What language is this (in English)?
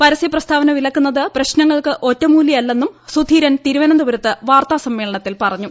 Malayalam